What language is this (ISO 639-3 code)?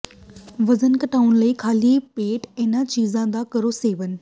pan